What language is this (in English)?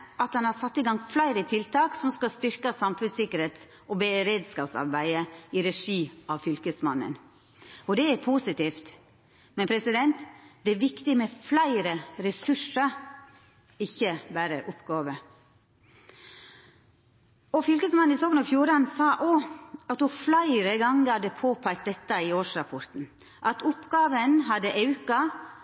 Norwegian Nynorsk